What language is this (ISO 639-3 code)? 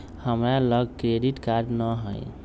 mag